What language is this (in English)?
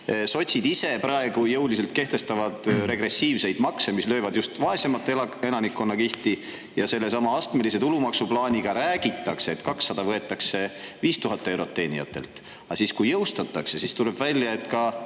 Estonian